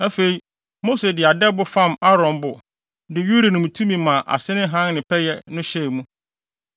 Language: Akan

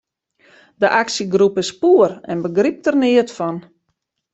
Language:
Western Frisian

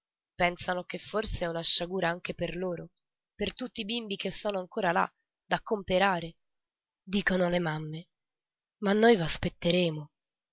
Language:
Italian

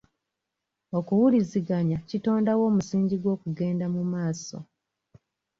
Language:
Ganda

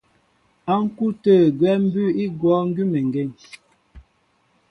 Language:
Mbo (Cameroon)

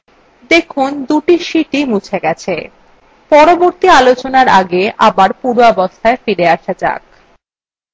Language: Bangla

